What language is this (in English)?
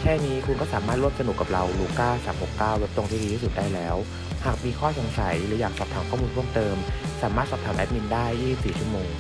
Thai